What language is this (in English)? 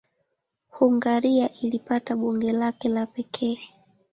Swahili